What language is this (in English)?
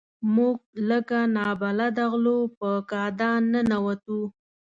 Pashto